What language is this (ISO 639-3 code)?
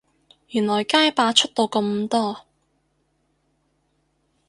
yue